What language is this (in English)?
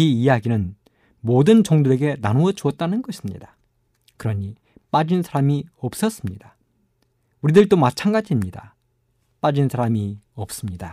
Korean